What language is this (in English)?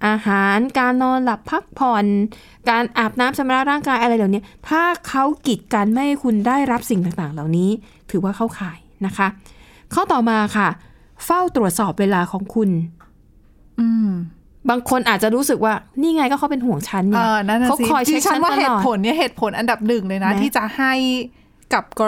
Thai